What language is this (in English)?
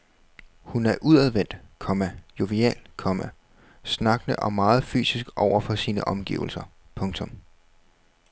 Danish